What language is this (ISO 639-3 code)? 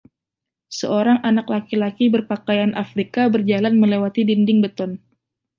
ind